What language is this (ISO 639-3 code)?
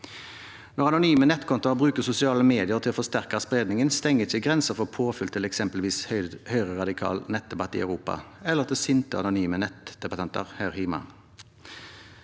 nor